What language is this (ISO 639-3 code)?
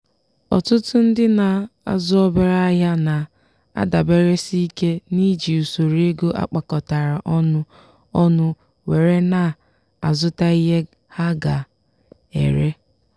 ibo